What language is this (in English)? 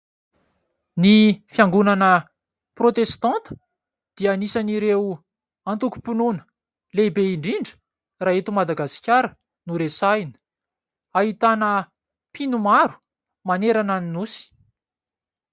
Malagasy